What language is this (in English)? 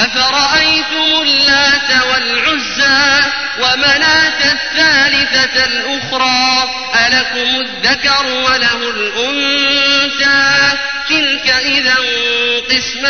Arabic